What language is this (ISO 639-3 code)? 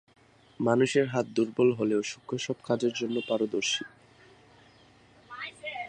ben